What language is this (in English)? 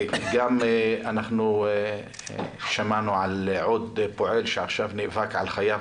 Hebrew